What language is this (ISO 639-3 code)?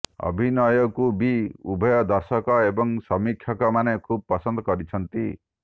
ori